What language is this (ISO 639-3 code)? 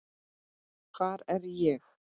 isl